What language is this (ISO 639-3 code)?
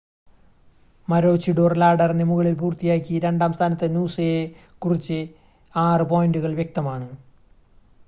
mal